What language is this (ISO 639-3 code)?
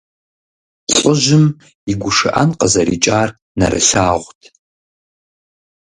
kbd